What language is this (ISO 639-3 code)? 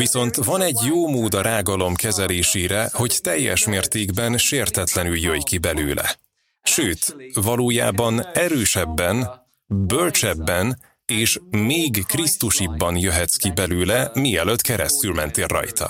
hun